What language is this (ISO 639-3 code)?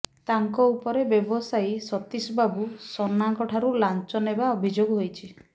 ori